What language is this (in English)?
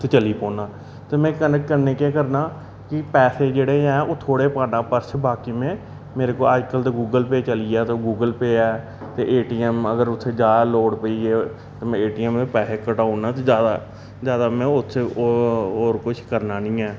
Dogri